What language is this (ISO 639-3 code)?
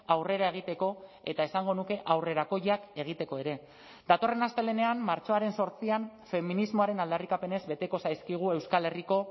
eus